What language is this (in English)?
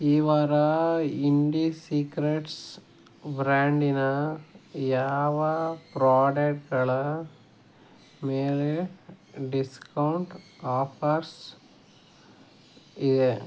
Kannada